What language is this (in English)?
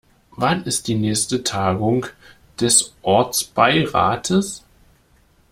German